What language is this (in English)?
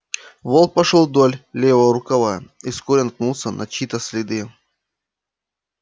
Russian